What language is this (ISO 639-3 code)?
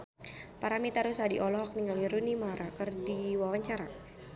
sun